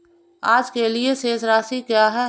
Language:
Hindi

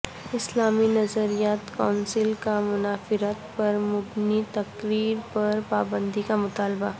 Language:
Urdu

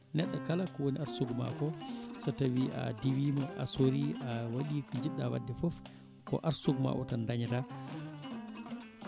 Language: Fula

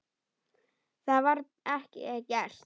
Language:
Icelandic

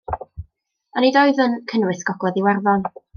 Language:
Welsh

